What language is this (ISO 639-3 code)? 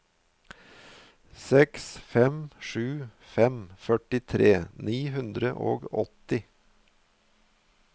nor